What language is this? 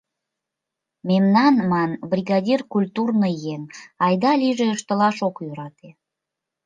Mari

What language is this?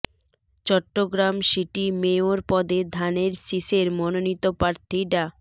Bangla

